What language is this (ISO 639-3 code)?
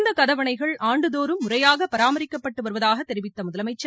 tam